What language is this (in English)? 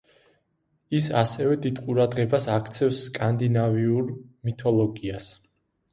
Georgian